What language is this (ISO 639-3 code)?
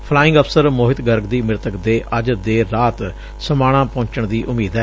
pan